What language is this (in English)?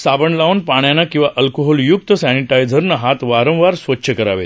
Marathi